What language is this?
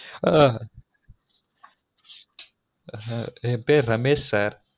Tamil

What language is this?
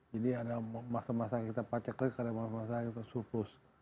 Indonesian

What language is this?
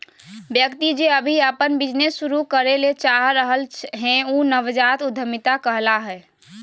Magahi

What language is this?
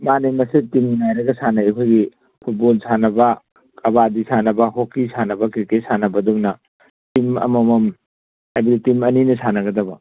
Manipuri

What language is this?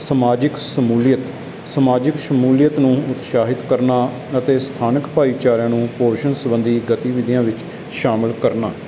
Punjabi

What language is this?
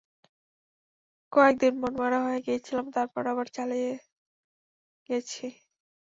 Bangla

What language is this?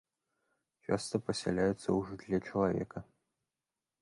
Belarusian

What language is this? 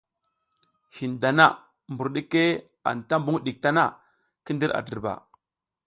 South Giziga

